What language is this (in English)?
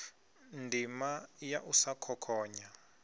Venda